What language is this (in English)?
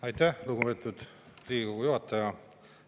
Estonian